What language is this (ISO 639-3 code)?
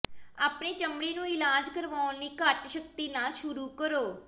pan